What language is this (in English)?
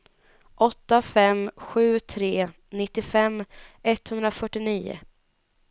Swedish